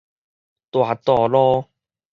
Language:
Min Nan Chinese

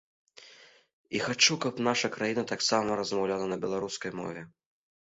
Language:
Belarusian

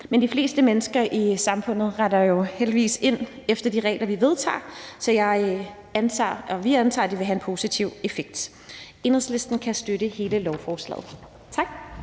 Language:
Danish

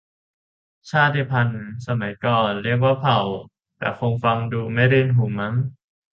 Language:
Thai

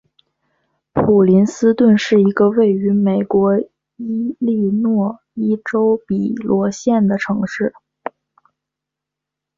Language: Chinese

